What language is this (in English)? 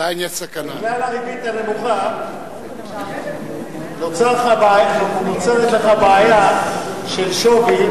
Hebrew